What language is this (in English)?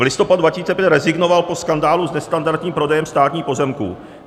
Czech